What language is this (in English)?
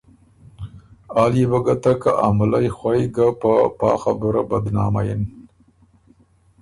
Ormuri